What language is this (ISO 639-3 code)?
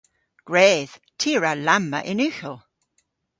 cor